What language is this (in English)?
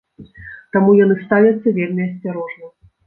Belarusian